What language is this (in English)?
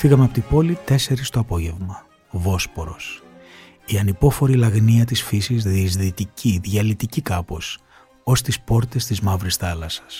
Greek